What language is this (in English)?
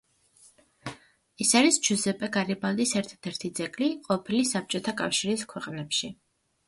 Georgian